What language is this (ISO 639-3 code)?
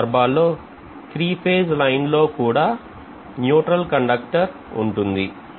tel